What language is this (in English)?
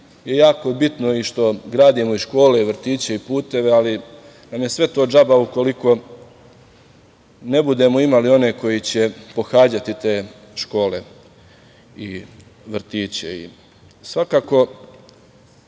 Serbian